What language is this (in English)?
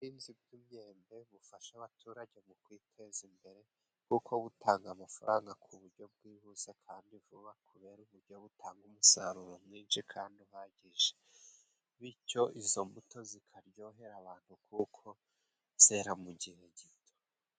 Kinyarwanda